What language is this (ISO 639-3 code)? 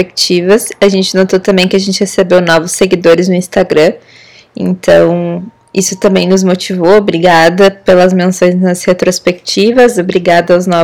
por